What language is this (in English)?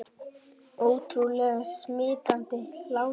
Icelandic